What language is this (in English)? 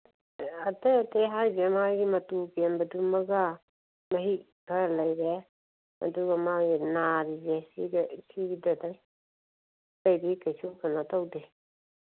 Manipuri